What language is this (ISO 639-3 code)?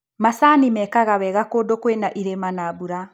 kik